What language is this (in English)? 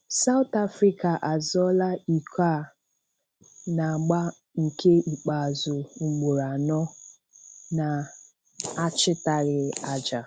Igbo